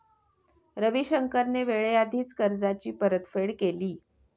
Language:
Marathi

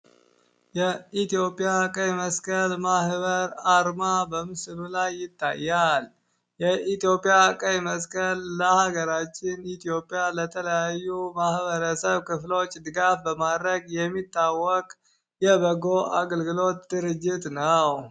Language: Amharic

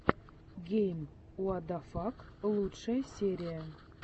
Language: Russian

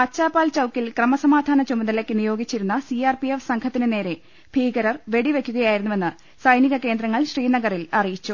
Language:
Malayalam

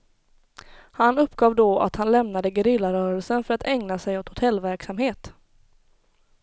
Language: Swedish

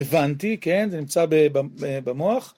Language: Hebrew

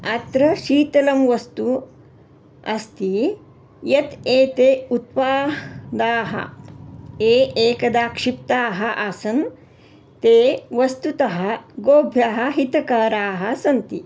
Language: Sanskrit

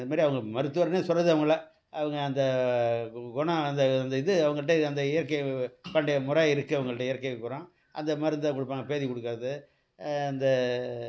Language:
Tamil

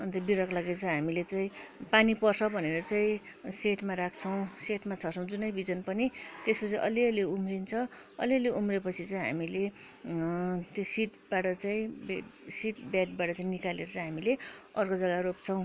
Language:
Nepali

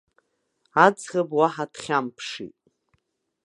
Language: Abkhazian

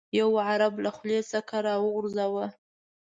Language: Pashto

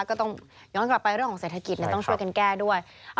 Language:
Thai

